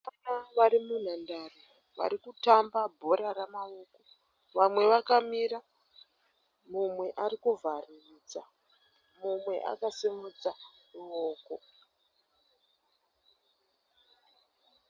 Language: Shona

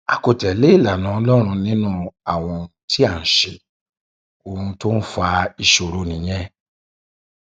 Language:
Yoruba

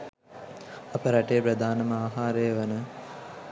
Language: Sinhala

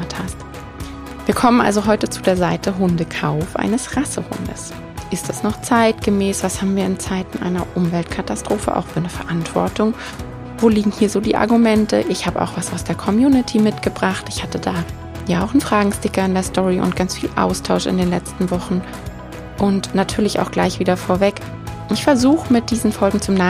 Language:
German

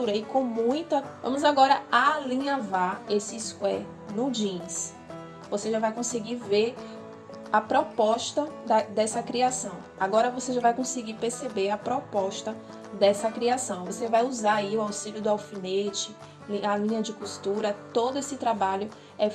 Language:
Portuguese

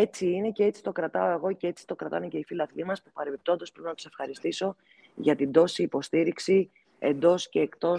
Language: Greek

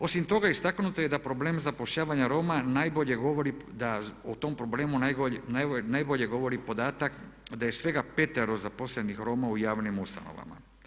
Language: Croatian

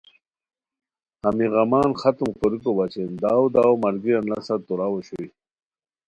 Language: Khowar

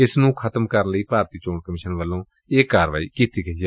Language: Punjabi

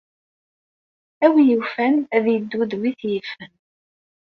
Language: Kabyle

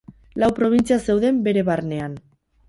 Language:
Basque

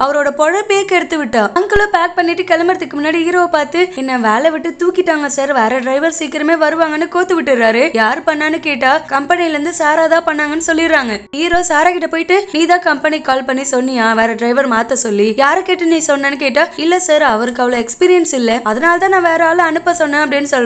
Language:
Polish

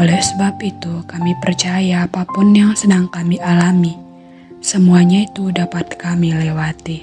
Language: Indonesian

